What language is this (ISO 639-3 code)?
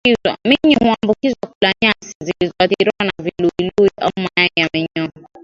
swa